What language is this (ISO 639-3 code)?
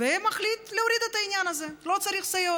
heb